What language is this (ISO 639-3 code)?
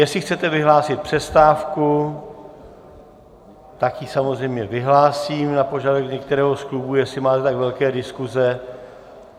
ces